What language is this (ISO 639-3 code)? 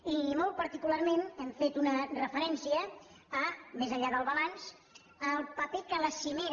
cat